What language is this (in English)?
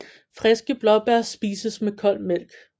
Danish